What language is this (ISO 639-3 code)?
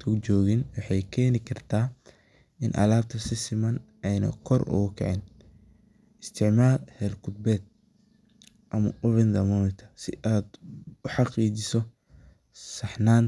som